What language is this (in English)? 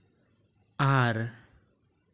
Santali